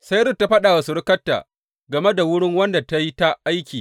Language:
Hausa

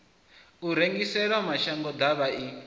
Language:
Venda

